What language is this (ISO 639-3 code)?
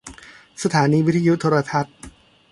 tha